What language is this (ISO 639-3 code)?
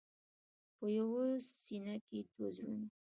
pus